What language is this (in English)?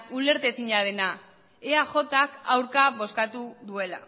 Basque